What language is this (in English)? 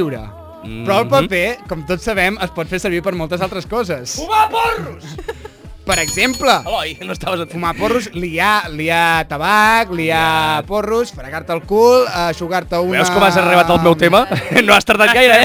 Spanish